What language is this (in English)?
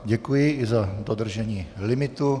Czech